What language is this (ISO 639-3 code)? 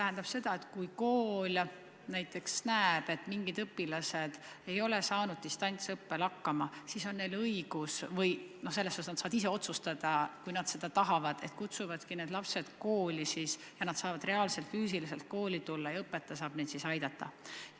est